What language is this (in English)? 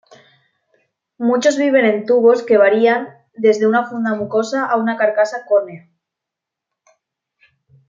Spanish